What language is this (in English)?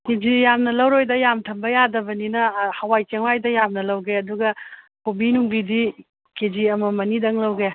Manipuri